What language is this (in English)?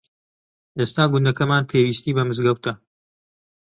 Central Kurdish